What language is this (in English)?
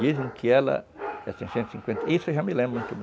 Portuguese